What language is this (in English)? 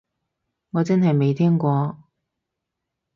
Cantonese